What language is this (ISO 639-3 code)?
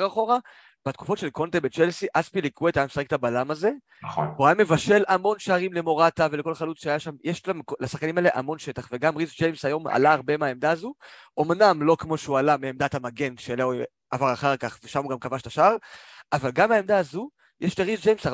heb